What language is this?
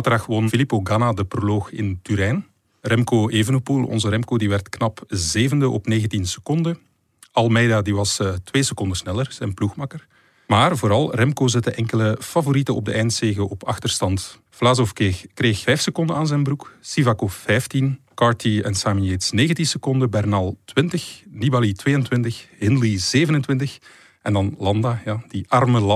Dutch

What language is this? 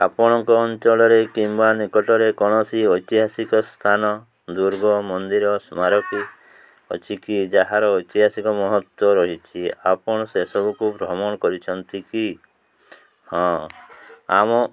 Odia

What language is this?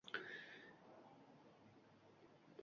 Uzbek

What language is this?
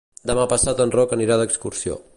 Catalan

